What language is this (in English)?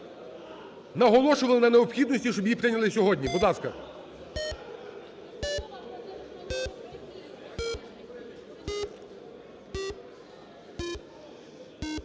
Ukrainian